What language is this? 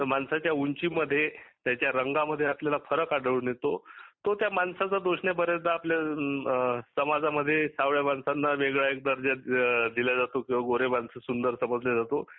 Marathi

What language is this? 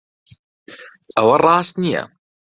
Central Kurdish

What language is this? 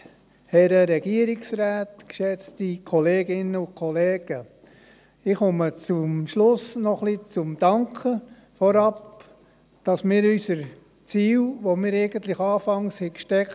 Swiss German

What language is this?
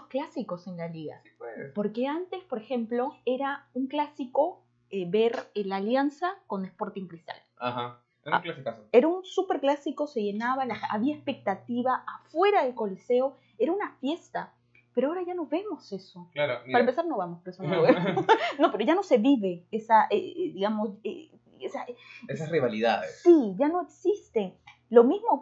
Spanish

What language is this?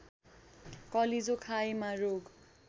Nepali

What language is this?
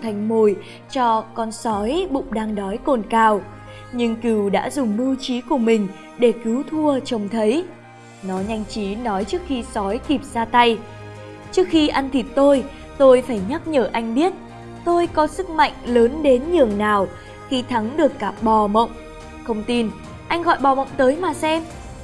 Vietnamese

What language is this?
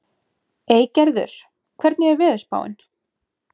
Icelandic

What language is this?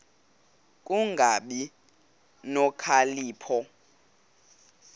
Xhosa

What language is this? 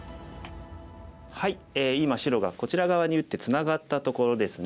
Japanese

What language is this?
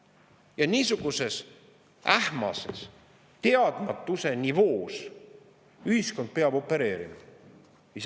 Estonian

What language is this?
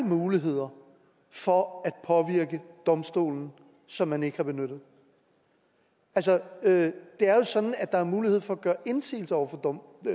Danish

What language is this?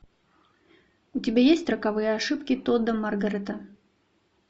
Russian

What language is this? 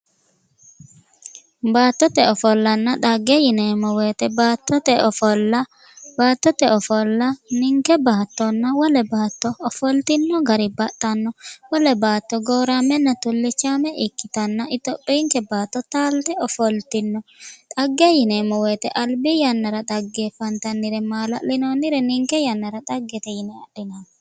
Sidamo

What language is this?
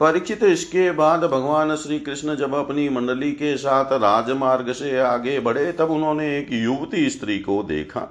Hindi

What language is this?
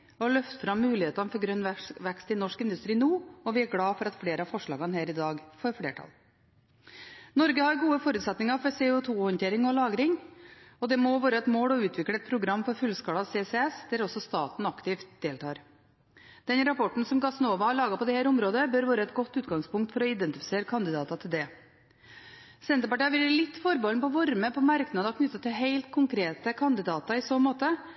Norwegian Bokmål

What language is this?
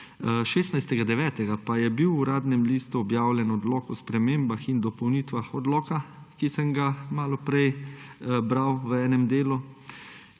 Slovenian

